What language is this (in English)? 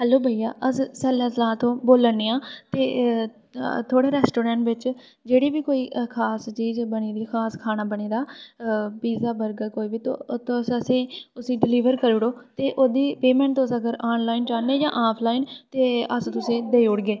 Dogri